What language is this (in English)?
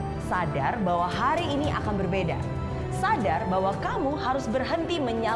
Indonesian